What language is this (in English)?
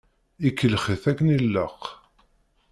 Kabyle